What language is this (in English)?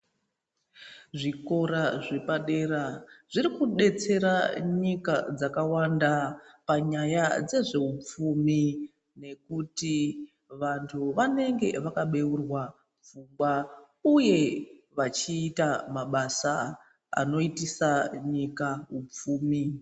Ndau